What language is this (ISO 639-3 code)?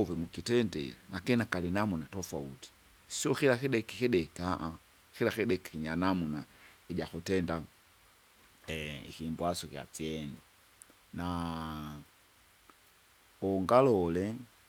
zga